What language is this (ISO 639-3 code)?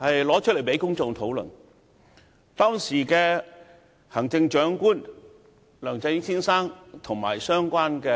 yue